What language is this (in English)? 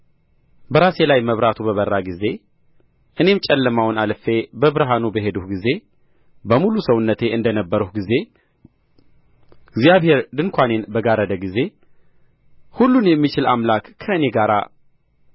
Amharic